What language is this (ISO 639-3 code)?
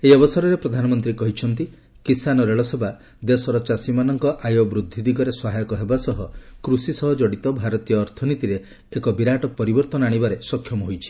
ori